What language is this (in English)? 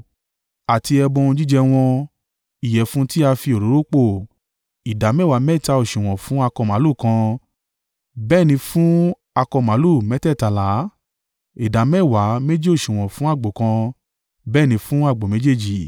Yoruba